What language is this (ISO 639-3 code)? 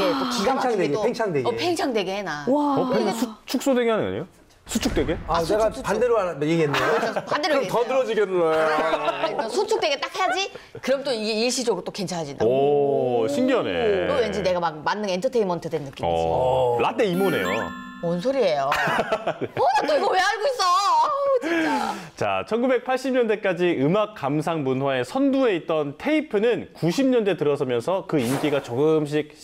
kor